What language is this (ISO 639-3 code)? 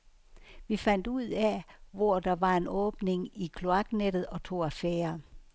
dan